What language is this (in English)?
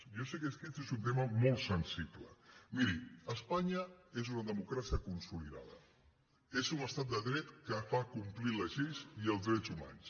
Catalan